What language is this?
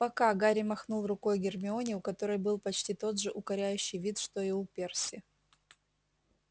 Russian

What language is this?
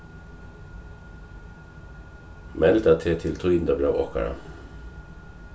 Faroese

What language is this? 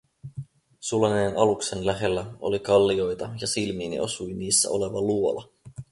Finnish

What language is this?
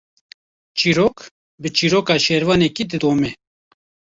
Kurdish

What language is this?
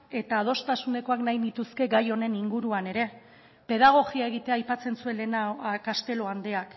Basque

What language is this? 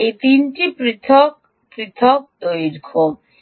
Bangla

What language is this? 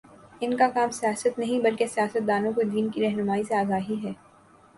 Urdu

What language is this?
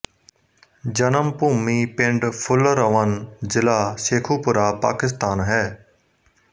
Punjabi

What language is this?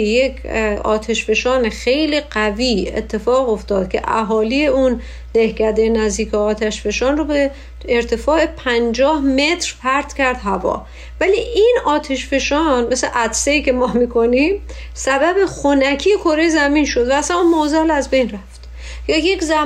Persian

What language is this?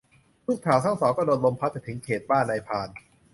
Thai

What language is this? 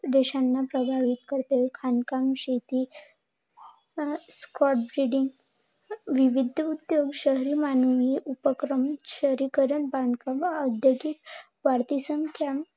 Marathi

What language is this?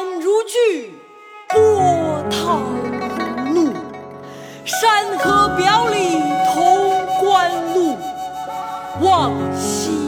Chinese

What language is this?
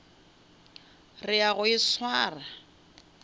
Northern Sotho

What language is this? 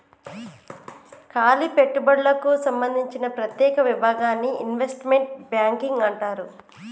Telugu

